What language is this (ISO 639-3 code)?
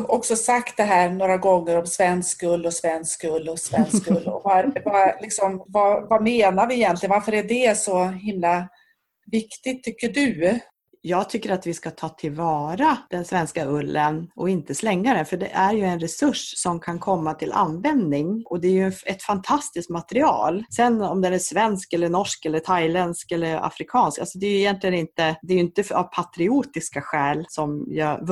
swe